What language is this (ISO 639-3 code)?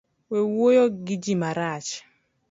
luo